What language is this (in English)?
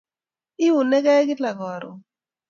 Kalenjin